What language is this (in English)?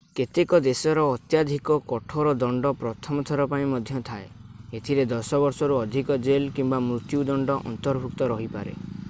Odia